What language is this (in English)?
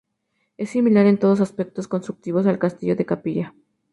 Spanish